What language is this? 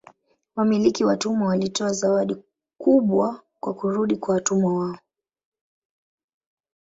Swahili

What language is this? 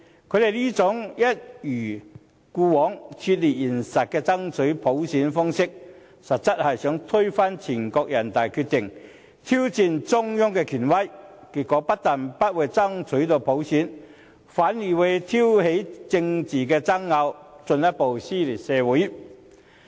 Cantonese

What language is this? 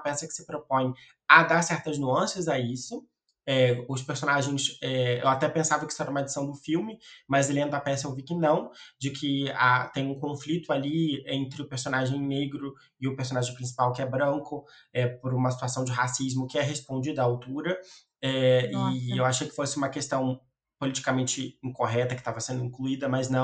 Portuguese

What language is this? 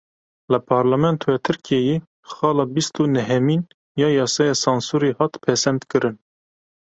Kurdish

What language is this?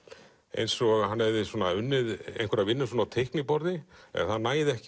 Icelandic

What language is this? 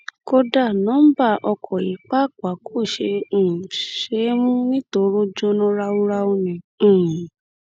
Yoruba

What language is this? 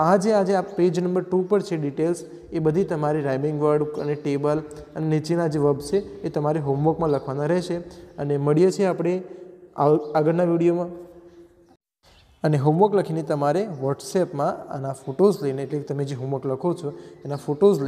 Hindi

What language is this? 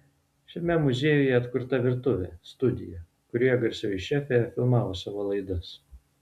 Lithuanian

